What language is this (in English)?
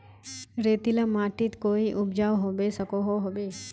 Magahi